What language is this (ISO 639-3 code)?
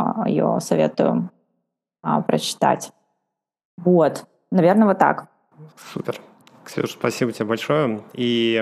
rus